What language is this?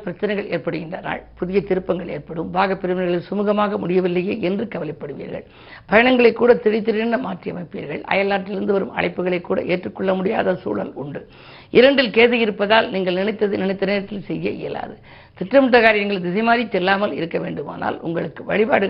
Tamil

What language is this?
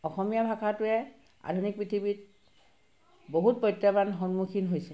Assamese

